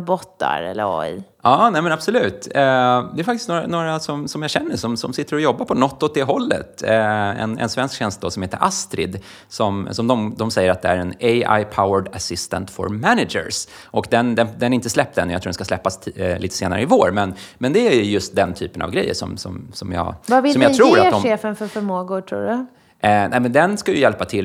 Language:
Swedish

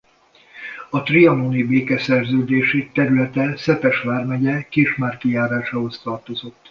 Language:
Hungarian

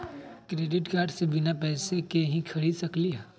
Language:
Magahi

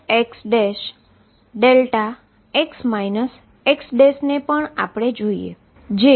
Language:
Gujarati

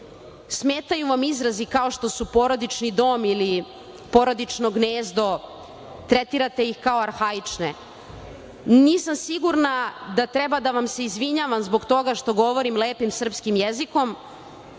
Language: Serbian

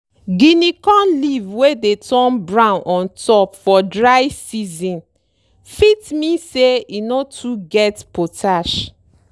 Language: Nigerian Pidgin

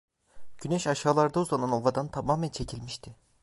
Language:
Turkish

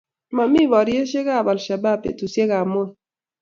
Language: Kalenjin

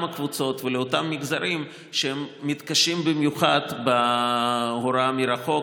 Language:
Hebrew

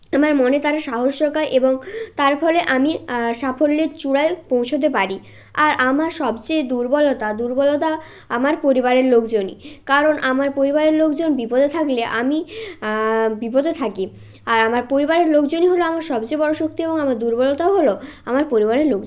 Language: Bangla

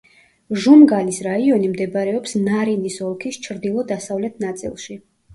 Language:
Georgian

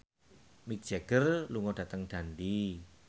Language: Javanese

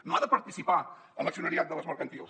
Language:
Catalan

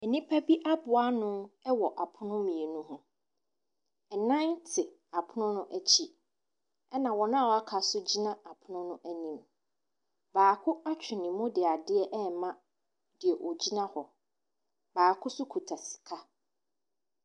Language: Akan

